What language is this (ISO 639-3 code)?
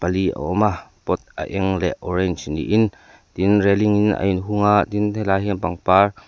lus